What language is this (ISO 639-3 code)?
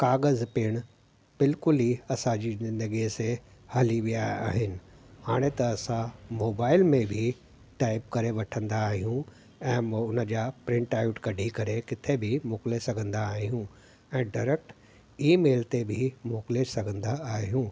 snd